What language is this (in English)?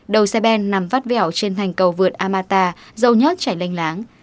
Vietnamese